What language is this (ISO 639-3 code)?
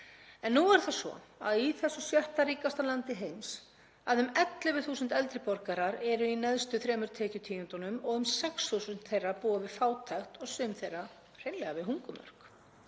isl